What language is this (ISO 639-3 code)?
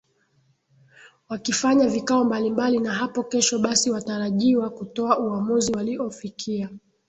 swa